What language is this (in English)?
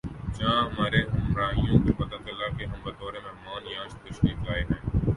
Urdu